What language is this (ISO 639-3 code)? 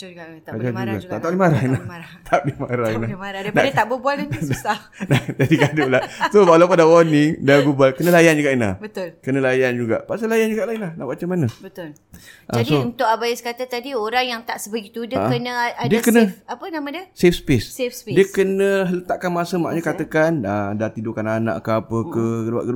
msa